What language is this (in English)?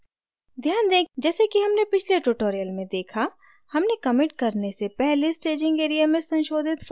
Hindi